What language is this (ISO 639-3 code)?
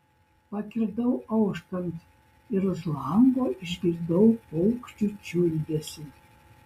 lit